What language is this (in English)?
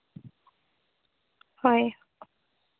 Santali